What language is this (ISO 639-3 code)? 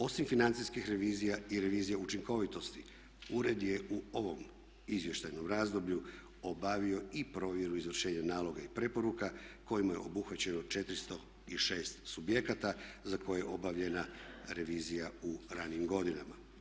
hrv